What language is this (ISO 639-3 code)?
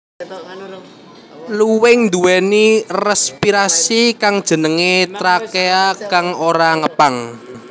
jav